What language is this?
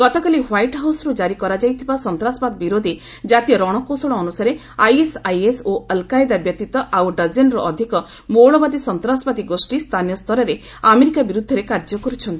Odia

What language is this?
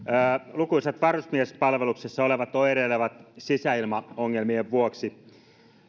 Finnish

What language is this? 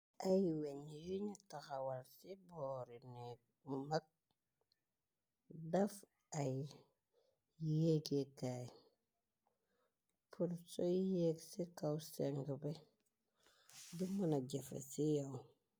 Wolof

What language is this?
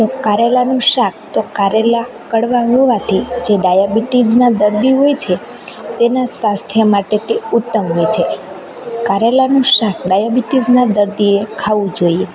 Gujarati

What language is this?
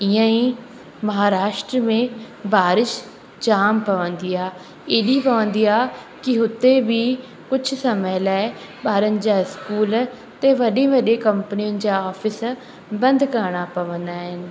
Sindhi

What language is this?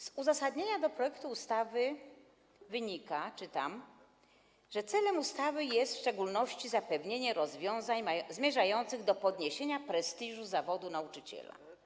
Polish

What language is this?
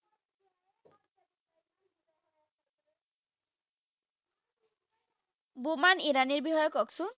Assamese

